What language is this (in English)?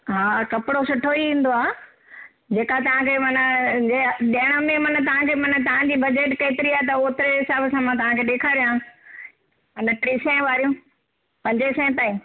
Sindhi